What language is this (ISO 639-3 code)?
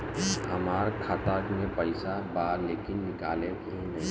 bho